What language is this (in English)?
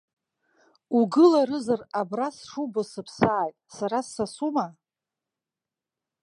Abkhazian